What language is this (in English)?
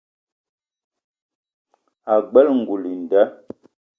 Eton (Cameroon)